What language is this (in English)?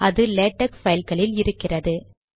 Tamil